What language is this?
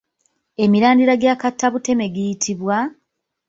Ganda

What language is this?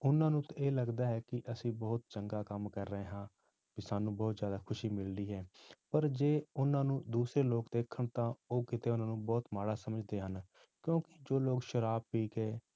Punjabi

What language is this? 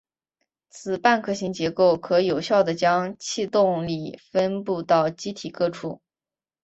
Chinese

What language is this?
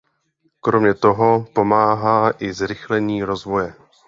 Czech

